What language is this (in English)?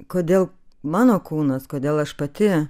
Lithuanian